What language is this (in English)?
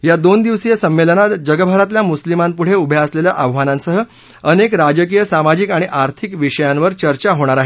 Marathi